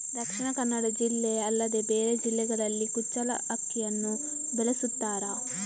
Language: Kannada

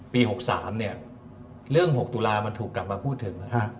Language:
Thai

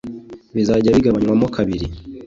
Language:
Kinyarwanda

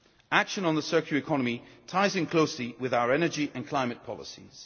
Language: English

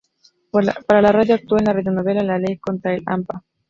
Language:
Spanish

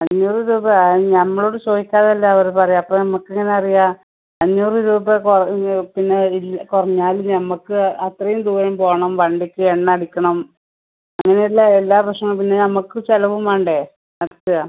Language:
Malayalam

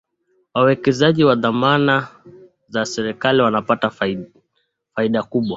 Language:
Swahili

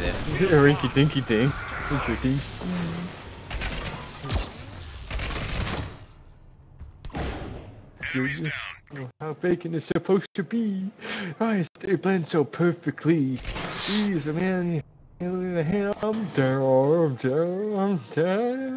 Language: English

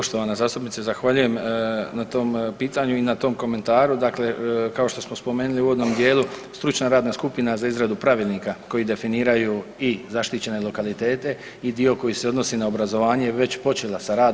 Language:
Croatian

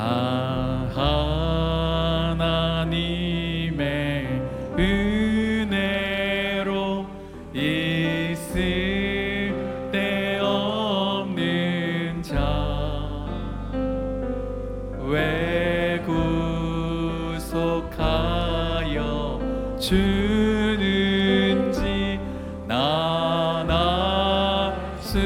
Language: Korean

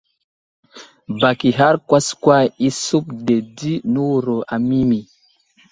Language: Wuzlam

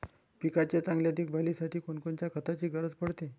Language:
Marathi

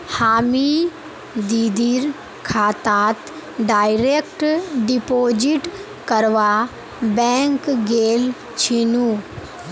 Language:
Magahi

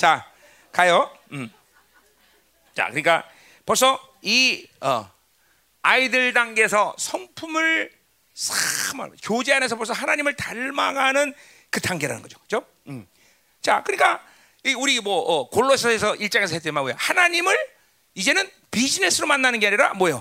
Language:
Korean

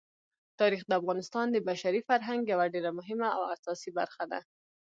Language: Pashto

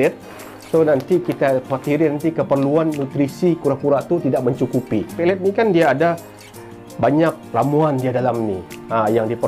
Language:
Malay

